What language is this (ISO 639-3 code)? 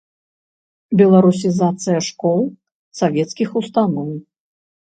bel